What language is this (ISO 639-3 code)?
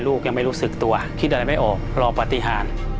tha